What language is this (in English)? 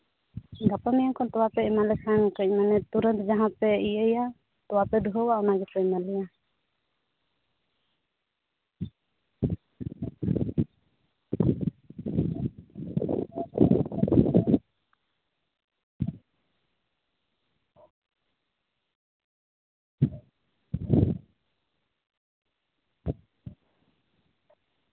Santali